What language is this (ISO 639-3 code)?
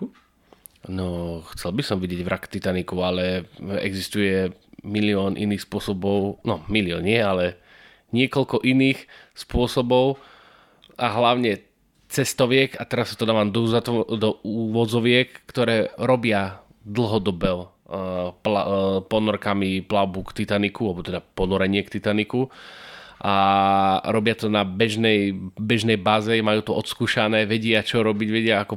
slk